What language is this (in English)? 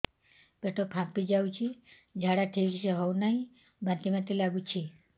Odia